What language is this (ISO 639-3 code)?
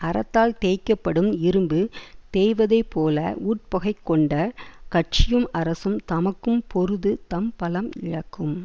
tam